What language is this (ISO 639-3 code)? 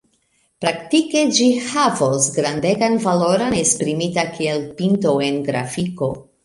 epo